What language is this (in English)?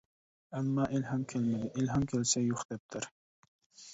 Uyghur